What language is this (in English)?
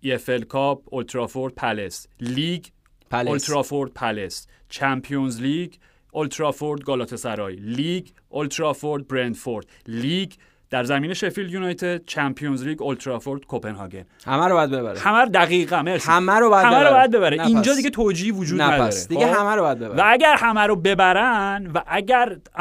Persian